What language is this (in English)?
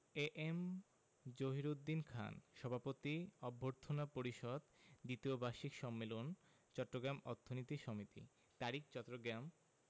Bangla